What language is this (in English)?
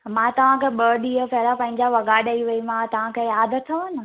Sindhi